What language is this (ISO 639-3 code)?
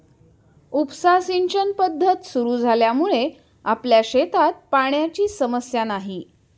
mar